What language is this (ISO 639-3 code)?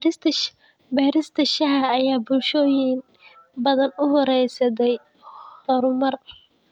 som